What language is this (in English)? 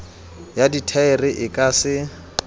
Southern Sotho